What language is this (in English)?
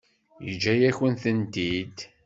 Kabyle